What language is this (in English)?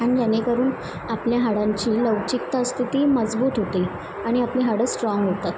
Marathi